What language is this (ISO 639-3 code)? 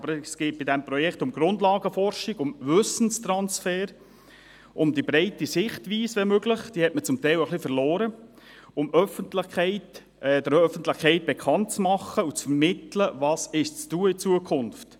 gsw